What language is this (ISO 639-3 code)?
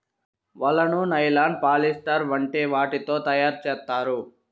tel